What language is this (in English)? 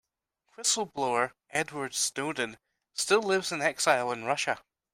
English